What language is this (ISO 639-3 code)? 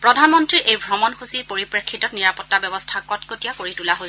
asm